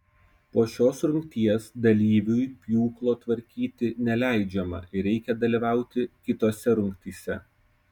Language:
Lithuanian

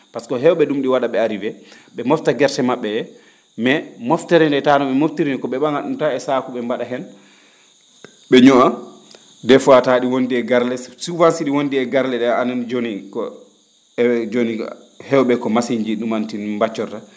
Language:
Fula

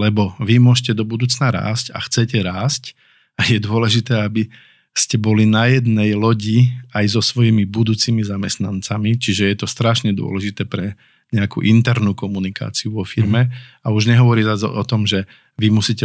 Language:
Slovak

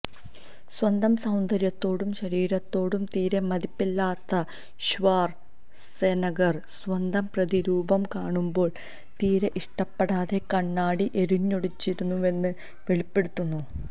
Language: Malayalam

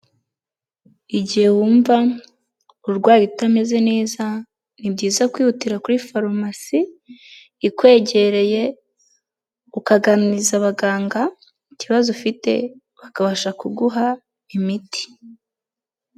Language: Kinyarwanda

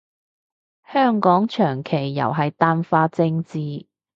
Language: Cantonese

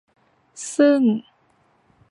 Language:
Thai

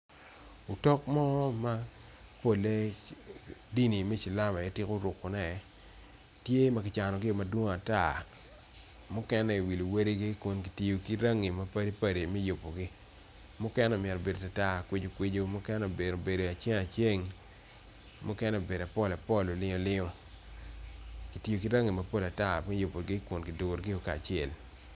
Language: Acoli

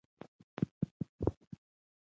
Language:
Pashto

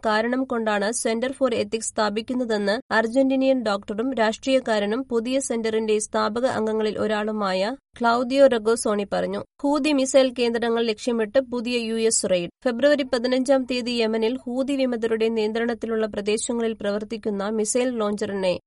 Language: Malayalam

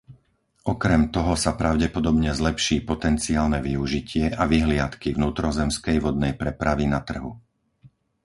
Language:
Slovak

